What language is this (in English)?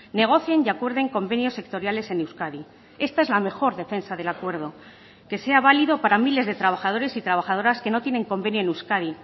Spanish